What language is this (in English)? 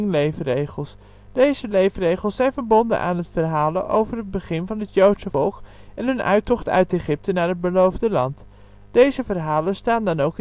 Dutch